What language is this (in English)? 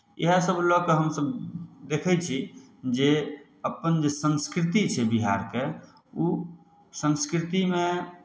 Maithili